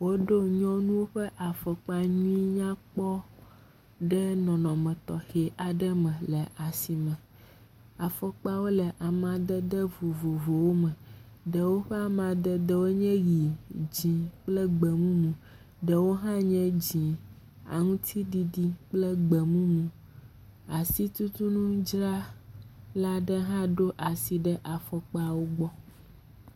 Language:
Ewe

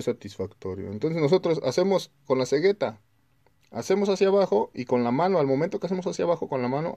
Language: Spanish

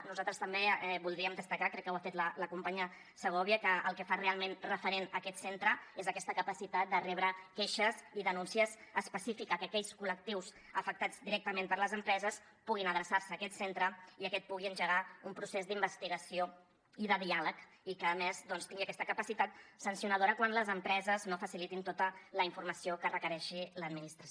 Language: Catalan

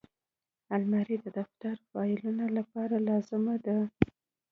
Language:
Pashto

